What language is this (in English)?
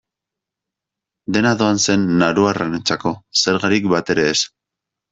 Basque